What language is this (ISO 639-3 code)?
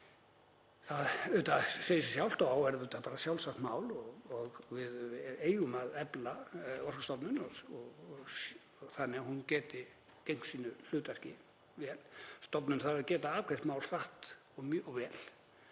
isl